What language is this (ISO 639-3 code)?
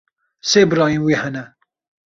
kur